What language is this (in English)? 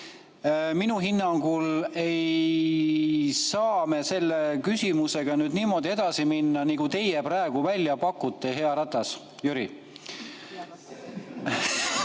Estonian